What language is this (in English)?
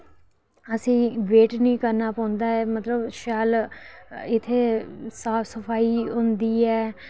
Dogri